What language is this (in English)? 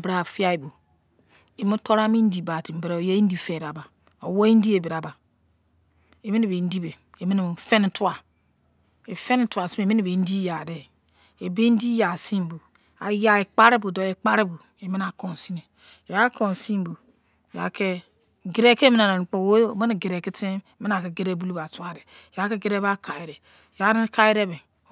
Izon